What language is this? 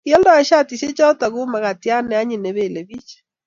Kalenjin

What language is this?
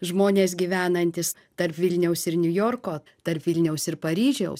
Lithuanian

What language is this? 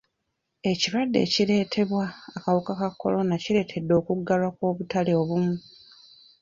Ganda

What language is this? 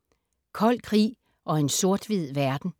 Danish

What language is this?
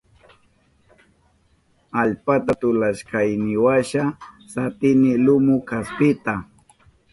Southern Pastaza Quechua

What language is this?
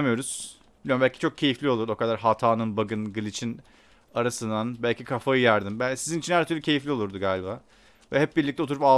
Turkish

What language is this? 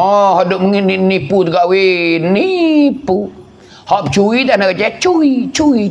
Malay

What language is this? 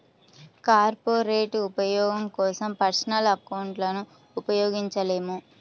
Telugu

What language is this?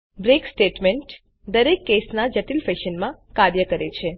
Gujarati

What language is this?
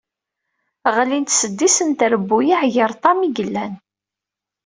Kabyle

